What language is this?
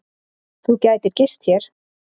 Icelandic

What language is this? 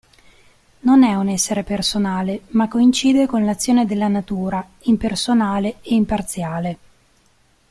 Italian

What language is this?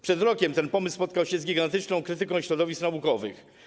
Polish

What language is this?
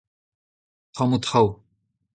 Breton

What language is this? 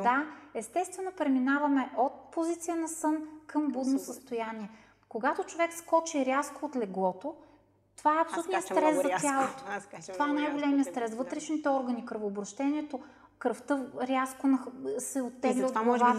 Bulgarian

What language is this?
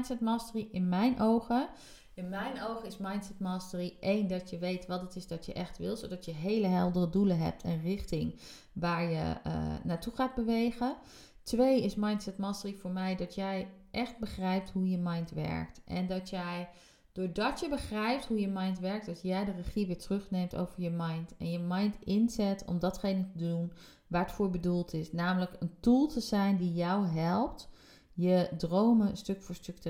Dutch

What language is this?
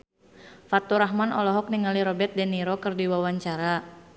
Sundanese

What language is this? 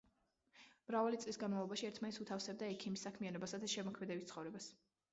Georgian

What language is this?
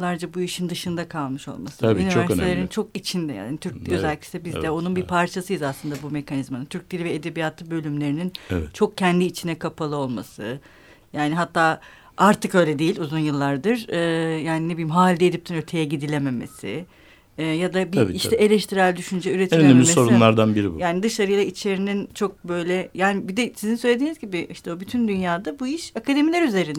Turkish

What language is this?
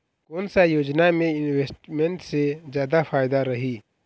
Chhattisgarhi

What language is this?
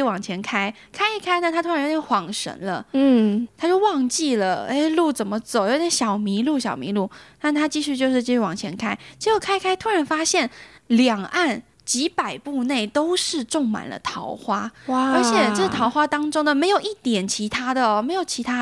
Chinese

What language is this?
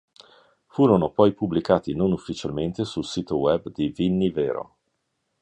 Italian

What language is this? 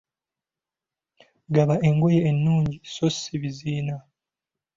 Ganda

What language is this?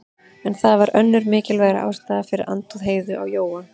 Icelandic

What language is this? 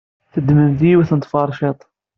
Kabyle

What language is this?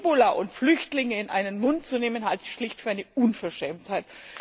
German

